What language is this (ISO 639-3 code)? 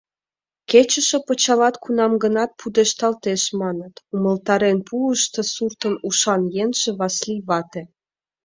chm